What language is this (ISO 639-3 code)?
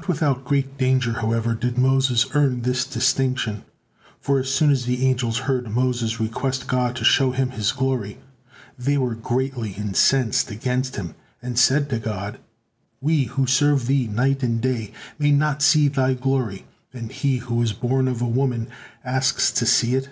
eng